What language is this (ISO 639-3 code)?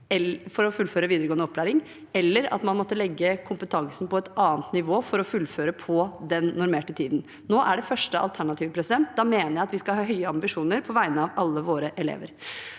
nor